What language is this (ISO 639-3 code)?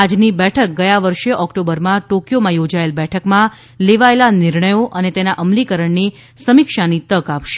guj